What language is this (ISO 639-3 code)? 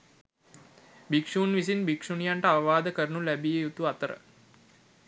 sin